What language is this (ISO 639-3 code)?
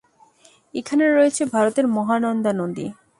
ben